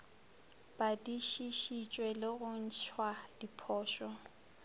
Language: Northern Sotho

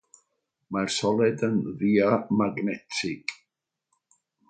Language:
Welsh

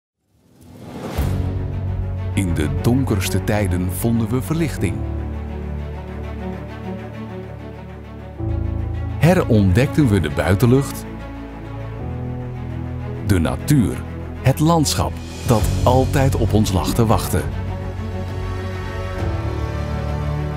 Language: Dutch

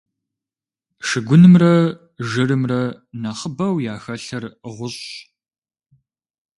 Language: Kabardian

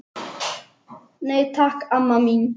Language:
Icelandic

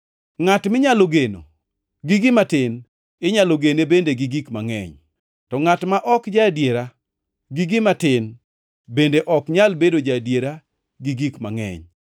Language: Luo (Kenya and Tanzania)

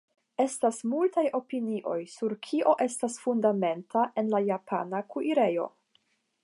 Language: Esperanto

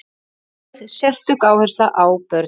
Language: Icelandic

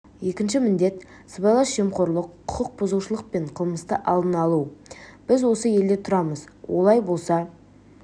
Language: Kazakh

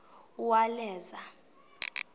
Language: Xhosa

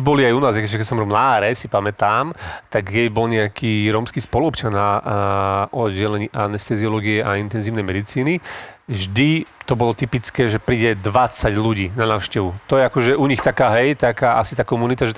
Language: Slovak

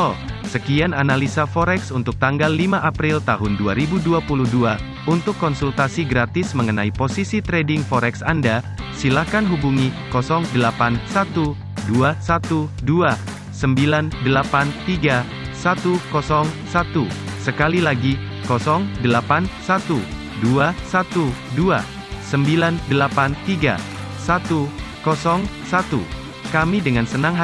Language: Indonesian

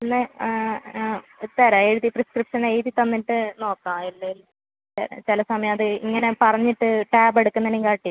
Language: Malayalam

